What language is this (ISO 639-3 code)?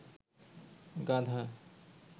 ben